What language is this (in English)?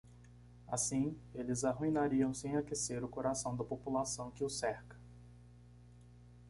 Portuguese